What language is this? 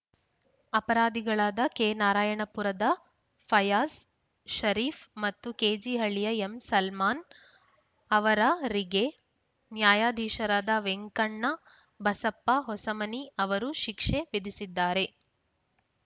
Kannada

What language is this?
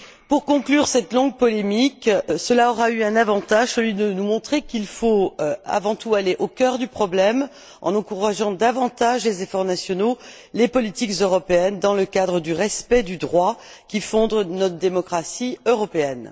French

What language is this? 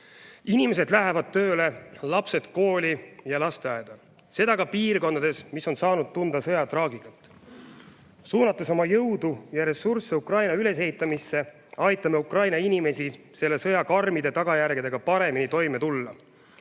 Estonian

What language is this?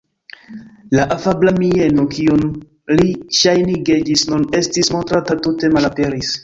Esperanto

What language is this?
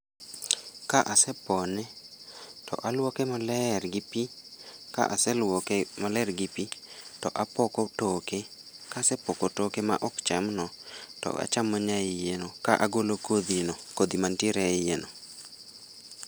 Luo (Kenya and Tanzania)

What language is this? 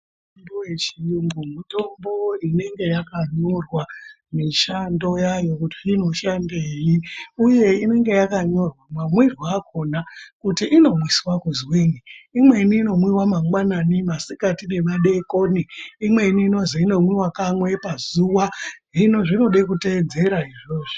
Ndau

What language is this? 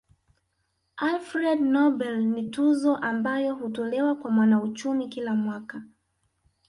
Swahili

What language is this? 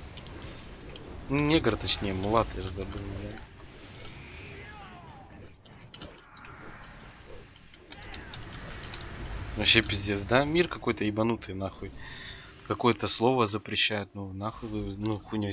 Russian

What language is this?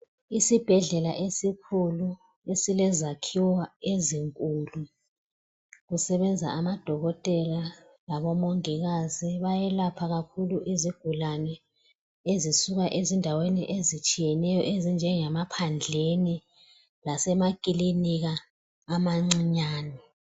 North Ndebele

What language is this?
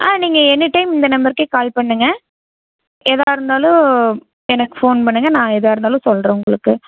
Tamil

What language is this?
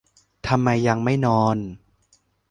Thai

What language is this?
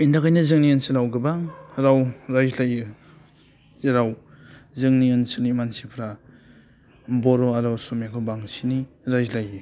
Bodo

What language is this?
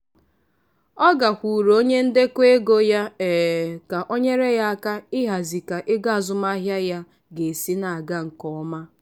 Igbo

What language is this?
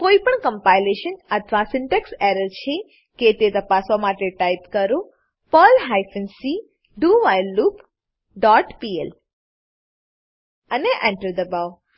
Gujarati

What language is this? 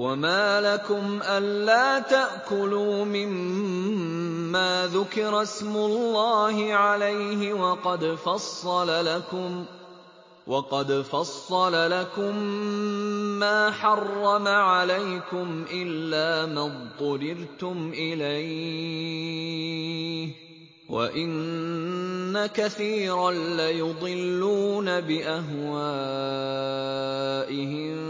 Arabic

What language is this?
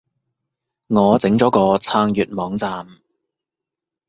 Cantonese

